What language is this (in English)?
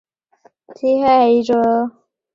Chinese